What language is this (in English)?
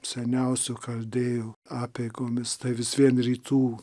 Lithuanian